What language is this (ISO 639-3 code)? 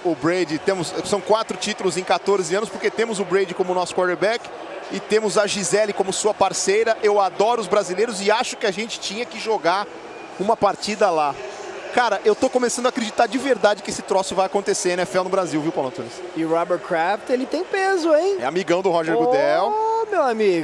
por